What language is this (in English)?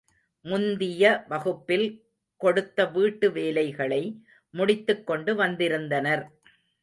Tamil